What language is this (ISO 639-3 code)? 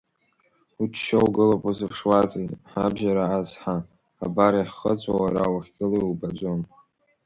abk